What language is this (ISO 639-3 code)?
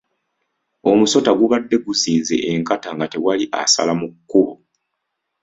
lug